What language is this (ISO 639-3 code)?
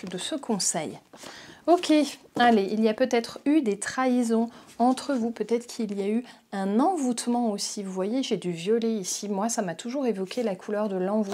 fra